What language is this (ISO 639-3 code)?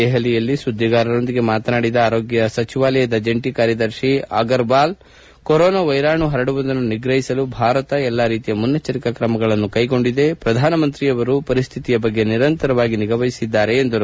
kan